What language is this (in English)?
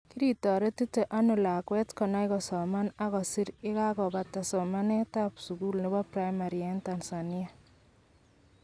Kalenjin